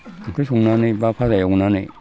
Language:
Bodo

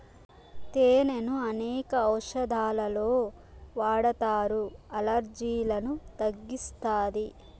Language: Telugu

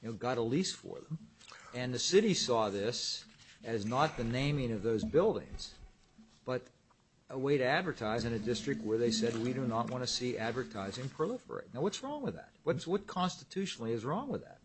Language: English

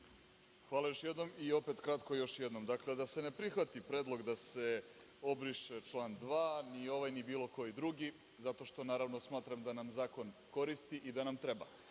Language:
Serbian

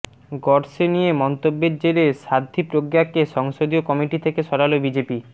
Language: Bangla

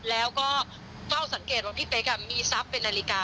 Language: Thai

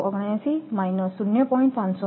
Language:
Gujarati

